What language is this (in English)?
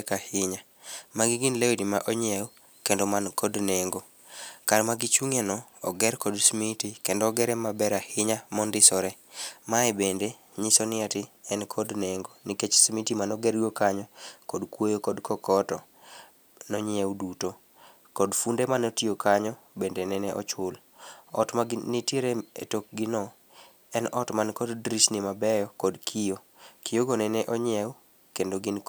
Luo (Kenya and Tanzania)